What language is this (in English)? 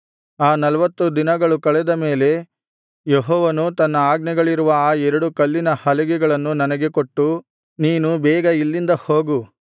Kannada